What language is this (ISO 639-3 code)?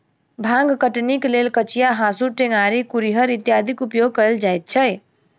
mai